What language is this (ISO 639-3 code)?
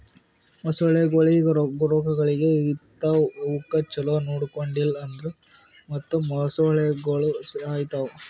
kan